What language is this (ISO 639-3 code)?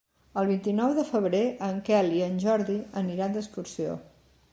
cat